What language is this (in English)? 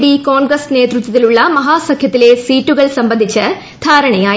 Malayalam